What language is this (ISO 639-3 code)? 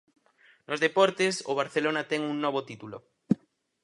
glg